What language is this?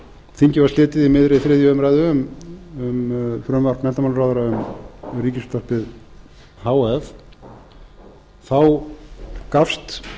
Icelandic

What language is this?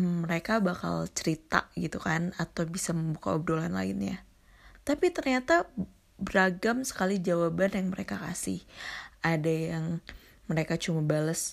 Indonesian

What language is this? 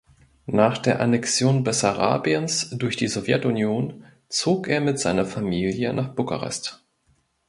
German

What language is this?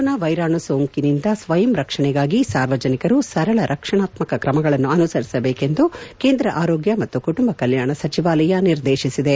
Kannada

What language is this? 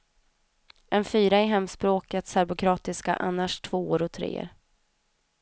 Swedish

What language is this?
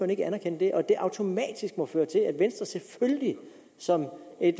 Danish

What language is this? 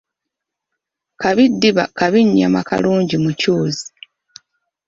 Ganda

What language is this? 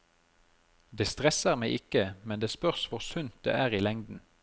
Norwegian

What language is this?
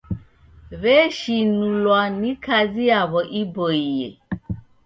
Taita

